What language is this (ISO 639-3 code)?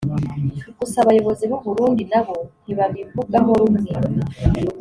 kin